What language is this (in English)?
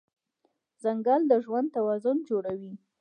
Pashto